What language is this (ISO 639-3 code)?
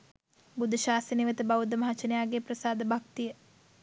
sin